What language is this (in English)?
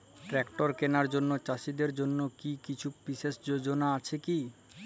Bangla